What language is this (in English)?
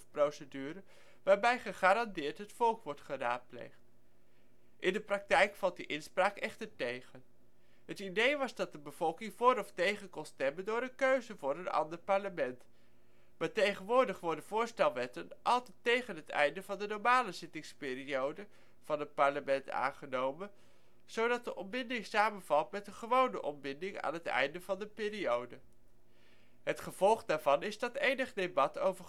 Dutch